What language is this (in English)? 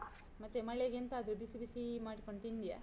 Kannada